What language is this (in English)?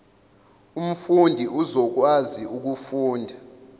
Zulu